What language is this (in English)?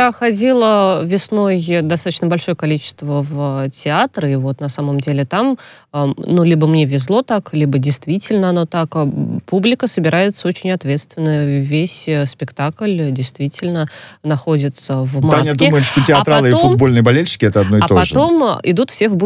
Russian